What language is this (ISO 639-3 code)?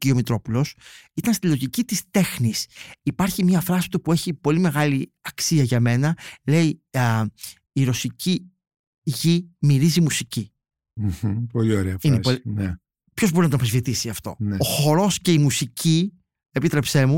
ell